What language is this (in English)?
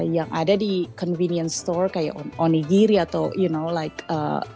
Indonesian